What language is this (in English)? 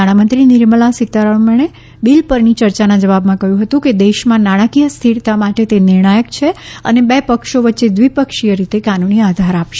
Gujarati